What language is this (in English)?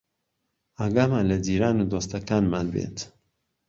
Central Kurdish